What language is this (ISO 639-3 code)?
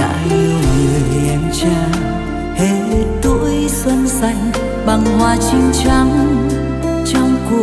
vie